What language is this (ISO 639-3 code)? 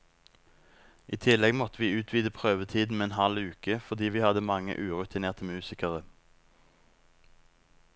nor